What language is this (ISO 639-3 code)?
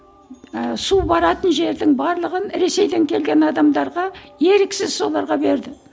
kaz